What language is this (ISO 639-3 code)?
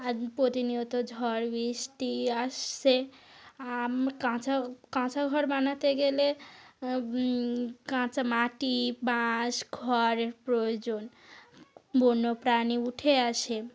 ben